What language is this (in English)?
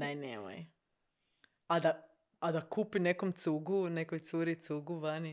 Croatian